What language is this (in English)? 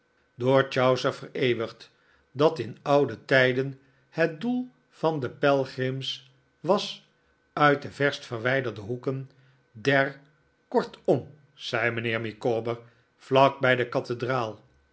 Dutch